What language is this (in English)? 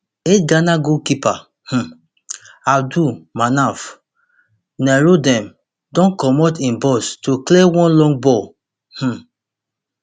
Nigerian Pidgin